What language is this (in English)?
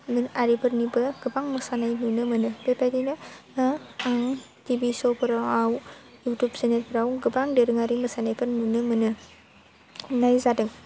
Bodo